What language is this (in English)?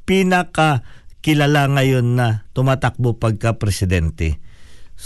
Filipino